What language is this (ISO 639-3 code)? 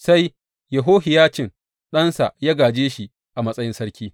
hau